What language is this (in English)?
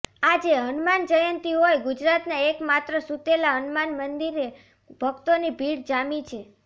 Gujarati